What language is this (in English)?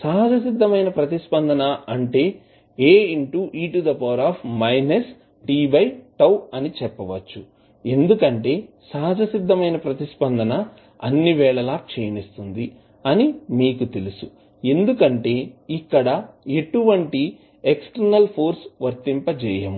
Telugu